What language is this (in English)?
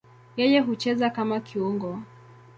Swahili